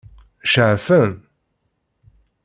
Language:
Kabyle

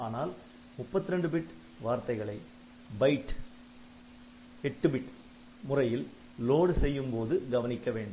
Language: Tamil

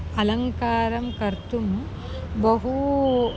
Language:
Sanskrit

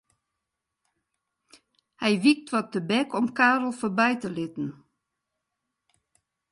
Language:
Western Frisian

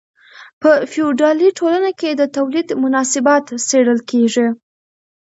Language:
Pashto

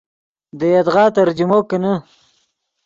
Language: Yidgha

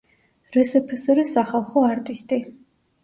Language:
Georgian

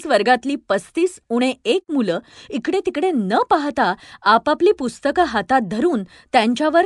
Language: Marathi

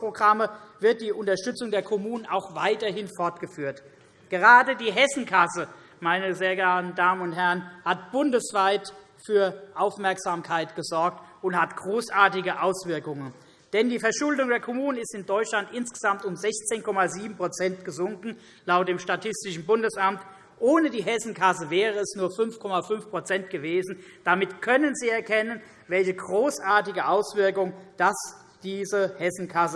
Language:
German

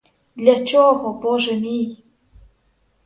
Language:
Ukrainian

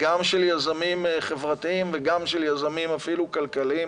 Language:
Hebrew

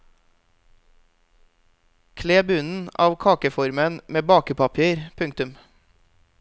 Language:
Norwegian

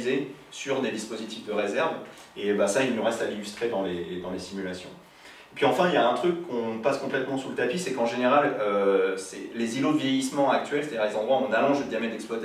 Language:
French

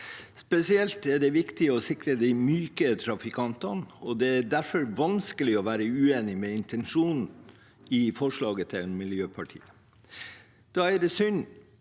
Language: Norwegian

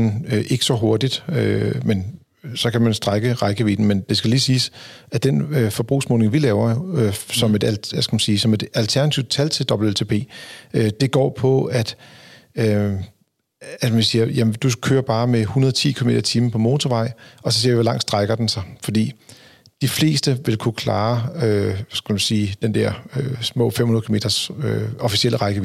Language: Danish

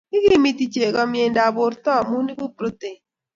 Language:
Kalenjin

